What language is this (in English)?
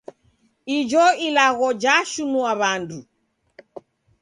Taita